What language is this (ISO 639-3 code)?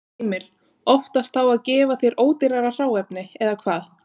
isl